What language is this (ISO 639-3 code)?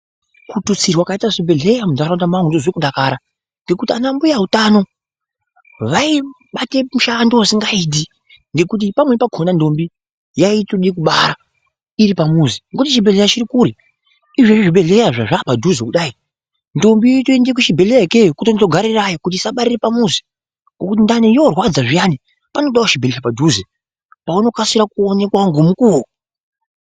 ndc